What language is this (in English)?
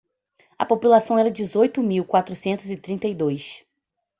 Portuguese